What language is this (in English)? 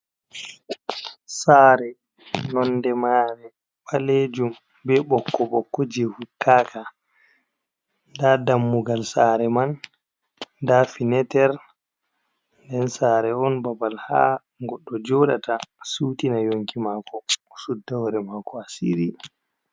Fula